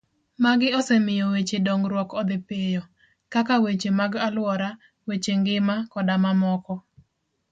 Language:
Luo (Kenya and Tanzania)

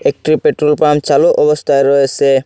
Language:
Bangla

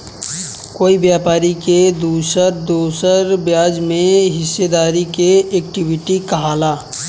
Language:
Bhojpuri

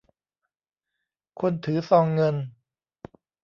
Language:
Thai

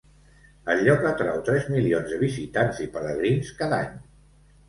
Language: Catalan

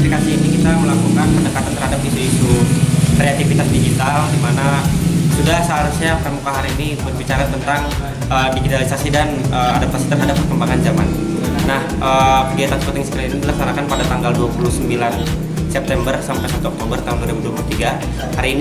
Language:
Indonesian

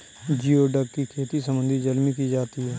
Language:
Hindi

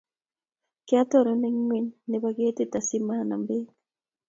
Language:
Kalenjin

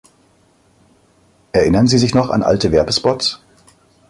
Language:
German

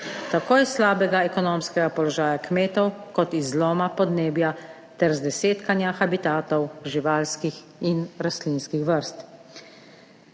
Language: Slovenian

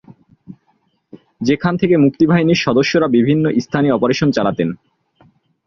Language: Bangla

